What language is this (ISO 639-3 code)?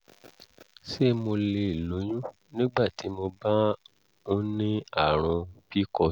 yor